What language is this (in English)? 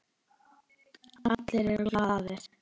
Icelandic